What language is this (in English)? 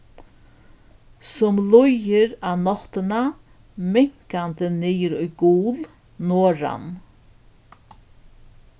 Faroese